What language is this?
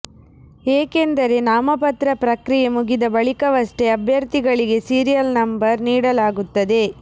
Kannada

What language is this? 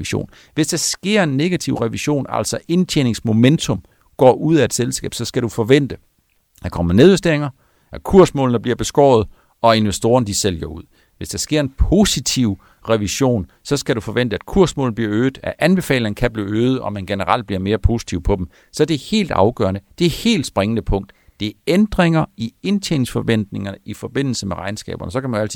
Danish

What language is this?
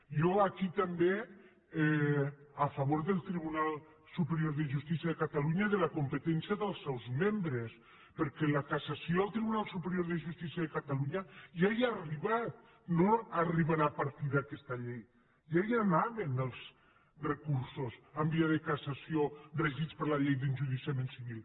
Catalan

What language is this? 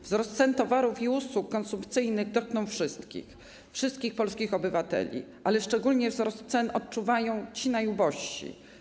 Polish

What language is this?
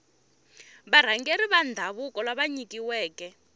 Tsonga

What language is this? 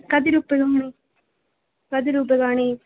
Sanskrit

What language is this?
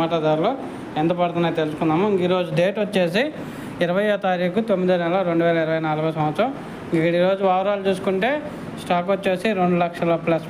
Telugu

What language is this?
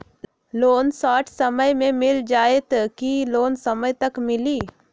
Magahi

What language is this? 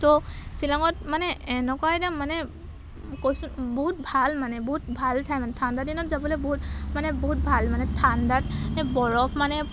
Assamese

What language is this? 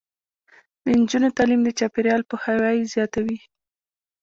Pashto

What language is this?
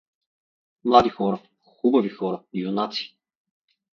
Bulgarian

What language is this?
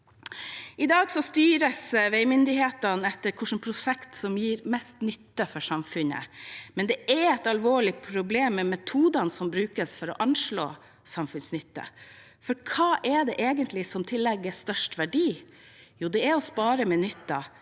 Norwegian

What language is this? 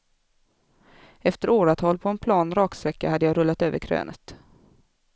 Swedish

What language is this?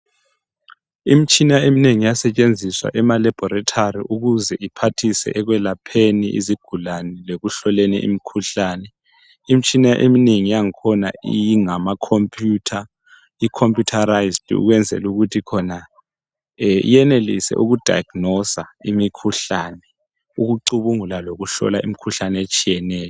North Ndebele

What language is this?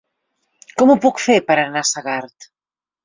Catalan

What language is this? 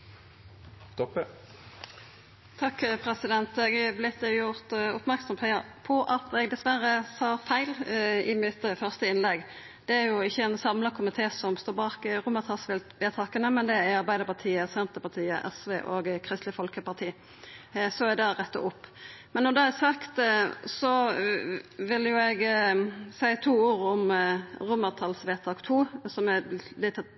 Norwegian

